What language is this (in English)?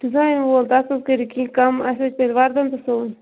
Kashmiri